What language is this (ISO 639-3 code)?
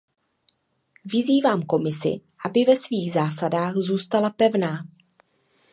ces